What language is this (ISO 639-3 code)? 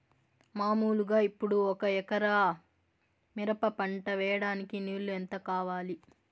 tel